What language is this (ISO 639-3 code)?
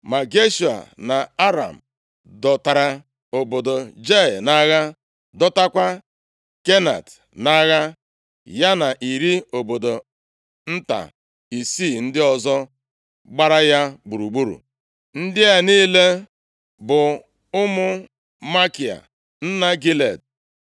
ibo